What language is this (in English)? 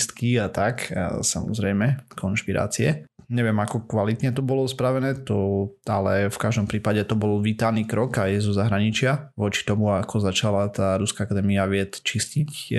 Slovak